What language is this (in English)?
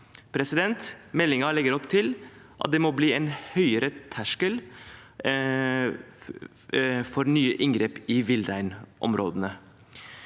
Norwegian